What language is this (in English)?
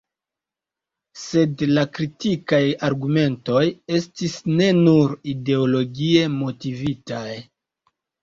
Esperanto